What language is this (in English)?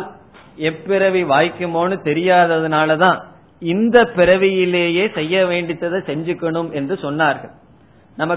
Tamil